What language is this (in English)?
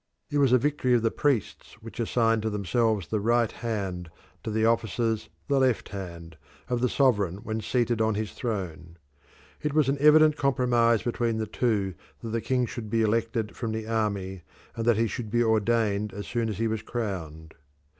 English